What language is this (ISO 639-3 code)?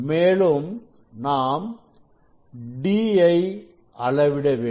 tam